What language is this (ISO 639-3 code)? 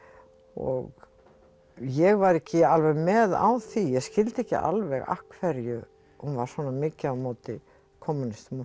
isl